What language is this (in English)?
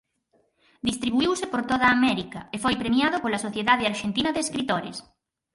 Galician